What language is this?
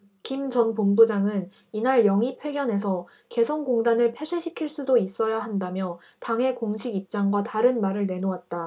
Korean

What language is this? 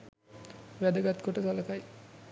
Sinhala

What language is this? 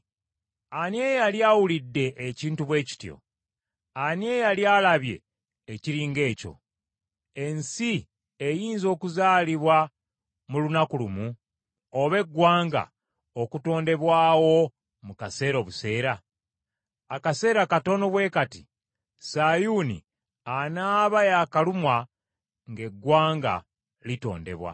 Ganda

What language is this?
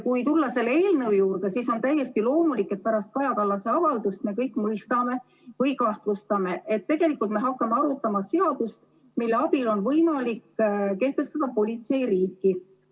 Estonian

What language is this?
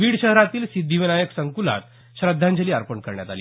Marathi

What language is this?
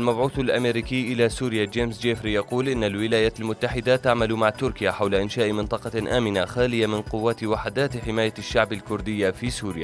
Arabic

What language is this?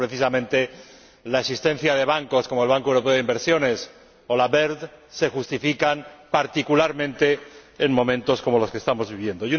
Spanish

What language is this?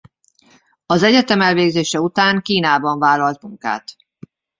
Hungarian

